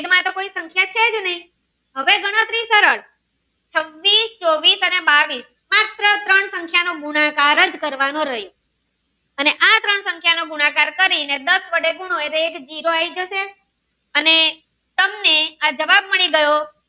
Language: Gujarati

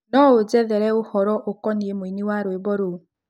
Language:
Kikuyu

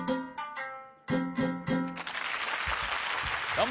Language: Japanese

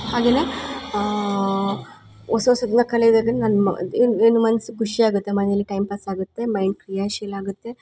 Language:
Kannada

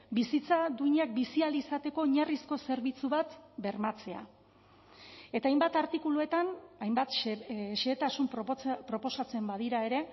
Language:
Basque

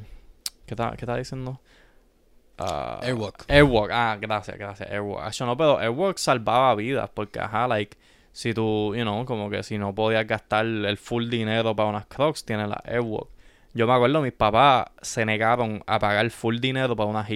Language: Spanish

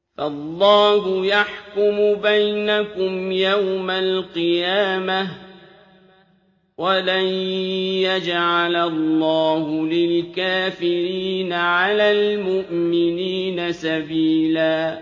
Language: Arabic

